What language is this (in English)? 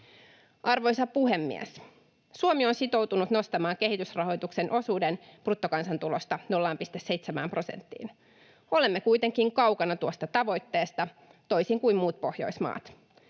Finnish